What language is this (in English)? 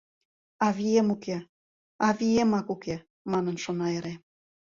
Mari